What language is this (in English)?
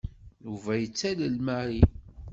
Kabyle